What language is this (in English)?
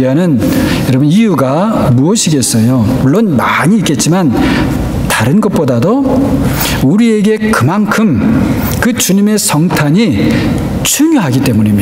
Korean